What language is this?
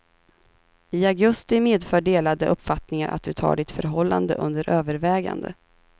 Swedish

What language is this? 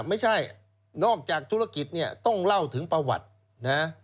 Thai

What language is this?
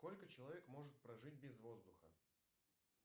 Russian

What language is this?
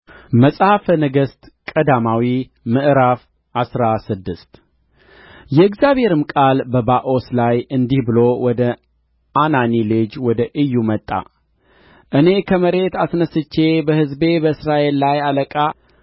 Amharic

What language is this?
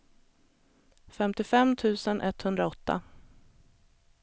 Swedish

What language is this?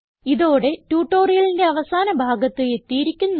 Malayalam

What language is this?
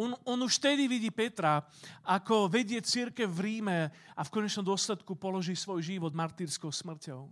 Slovak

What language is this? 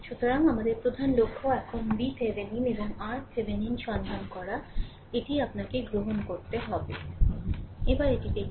Bangla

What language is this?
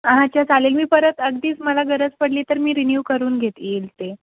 Marathi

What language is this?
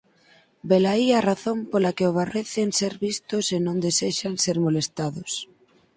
Galician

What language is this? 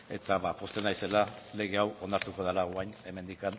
Basque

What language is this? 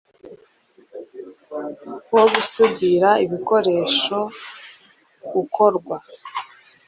Kinyarwanda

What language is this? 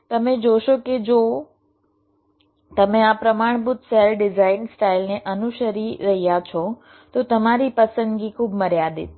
Gujarati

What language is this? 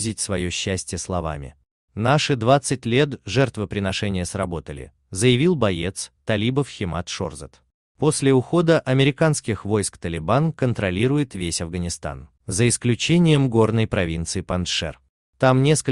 Russian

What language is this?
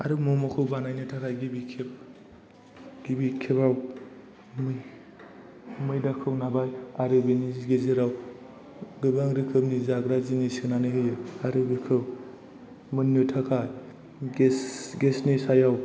Bodo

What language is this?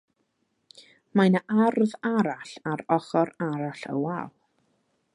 Welsh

